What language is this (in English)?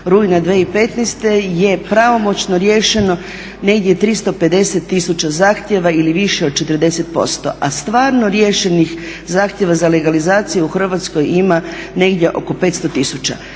Croatian